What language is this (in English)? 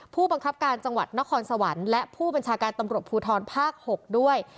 Thai